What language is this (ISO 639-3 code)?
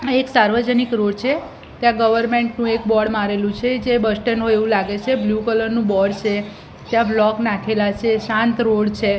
guj